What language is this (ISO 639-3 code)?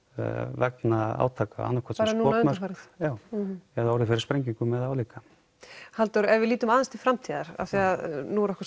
isl